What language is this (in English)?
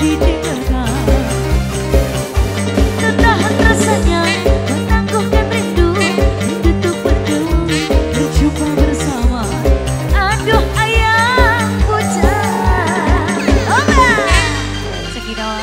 Indonesian